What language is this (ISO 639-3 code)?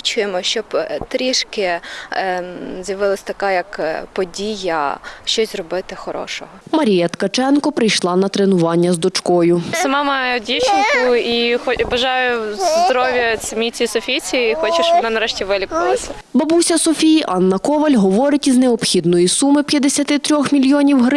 ukr